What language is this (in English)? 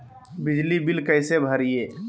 Magahi